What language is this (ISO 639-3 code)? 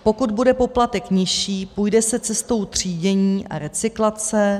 ces